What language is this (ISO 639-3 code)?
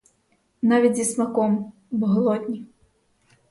ukr